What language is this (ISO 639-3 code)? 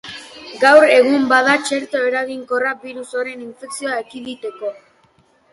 eus